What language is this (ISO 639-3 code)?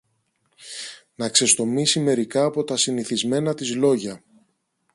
ell